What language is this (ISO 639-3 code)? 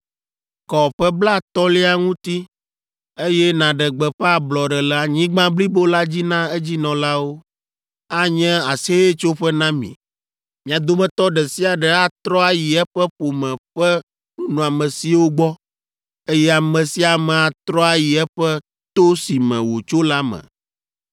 ewe